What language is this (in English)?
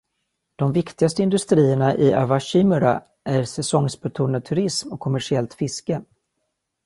Swedish